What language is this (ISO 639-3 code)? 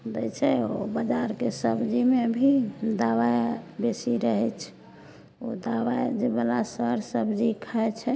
mai